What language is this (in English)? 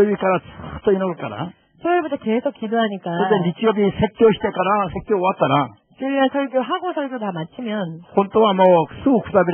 Korean